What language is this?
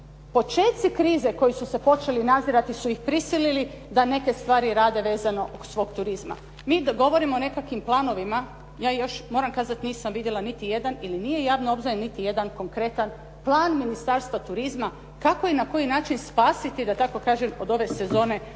Croatian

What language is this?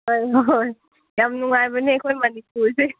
Manipuri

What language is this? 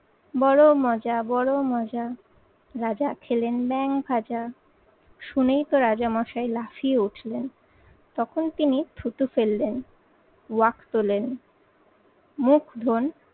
Bangla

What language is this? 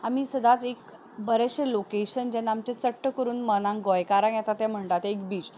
Konkani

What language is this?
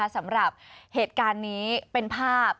Thai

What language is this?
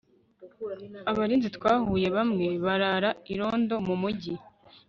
Kinyarwanda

